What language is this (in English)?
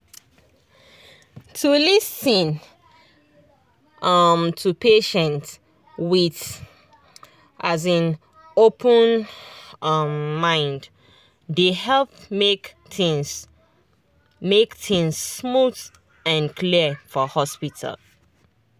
Nigerian Pidgin